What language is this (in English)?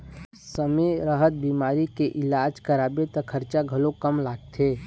Chhattisgarhi